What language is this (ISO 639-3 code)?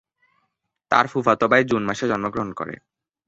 ben